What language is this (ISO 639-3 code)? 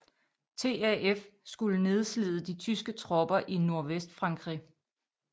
dan